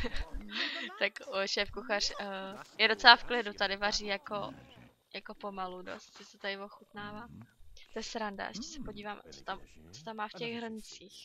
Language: Czech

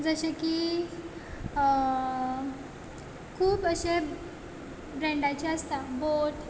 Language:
Konkani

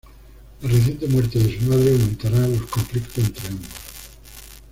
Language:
Spanish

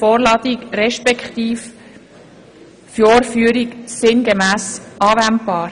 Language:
Swiss German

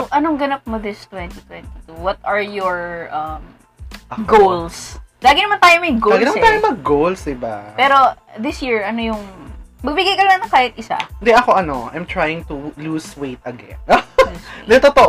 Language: Filipino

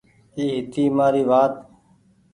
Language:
Goaria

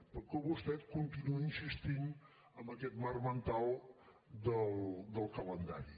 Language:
Catalan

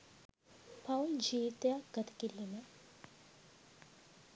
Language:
Sinhala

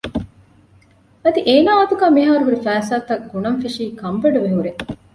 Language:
Divehi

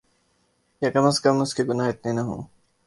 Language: Urdu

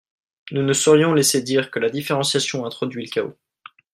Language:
French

